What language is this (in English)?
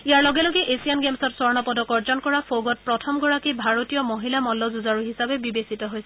Assamese